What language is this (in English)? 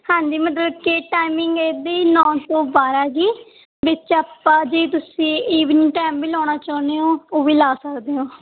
Punjabi